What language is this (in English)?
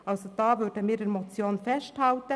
Swiss German